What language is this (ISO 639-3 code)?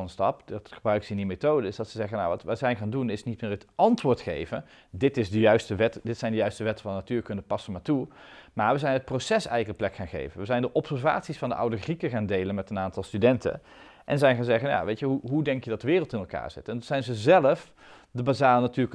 nld